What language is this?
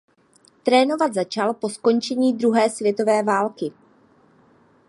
Czech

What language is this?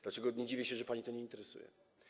Polish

